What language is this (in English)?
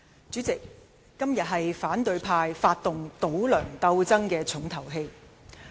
Cantonese